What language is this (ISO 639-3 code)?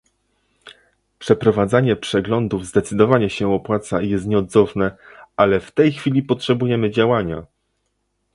pol